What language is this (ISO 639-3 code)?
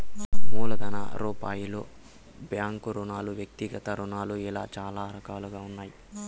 tel